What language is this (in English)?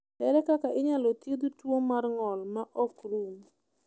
Luo (Kenya and Tanzania)